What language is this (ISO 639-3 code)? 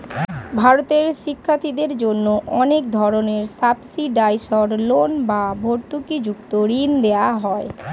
ben